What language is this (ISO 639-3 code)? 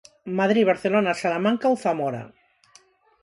glg